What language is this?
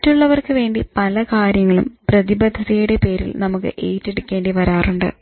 Malayalam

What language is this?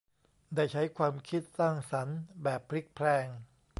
Thai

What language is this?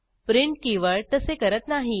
Marathi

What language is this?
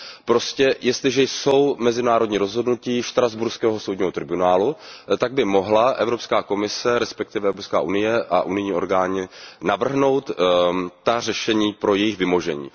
Czech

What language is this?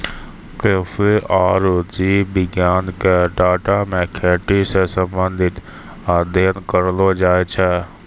Maithili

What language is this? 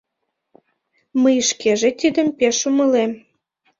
Mari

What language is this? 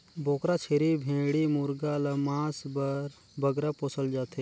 Chhattisgarhi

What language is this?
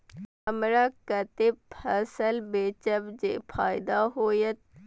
Maithili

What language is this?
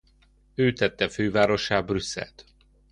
Hungarian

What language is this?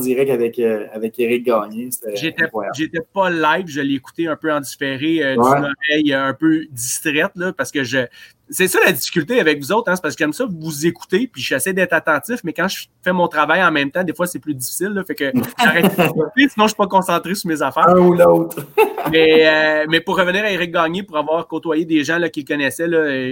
French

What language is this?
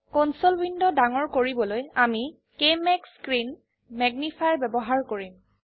Assamese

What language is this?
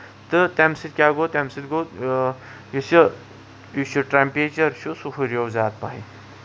Kashmiri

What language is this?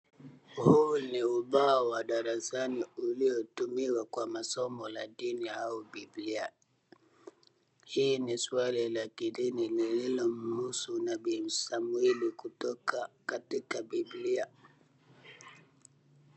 Swahili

